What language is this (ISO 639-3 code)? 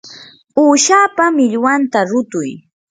qur